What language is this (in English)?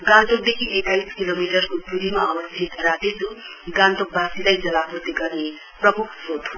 Nepali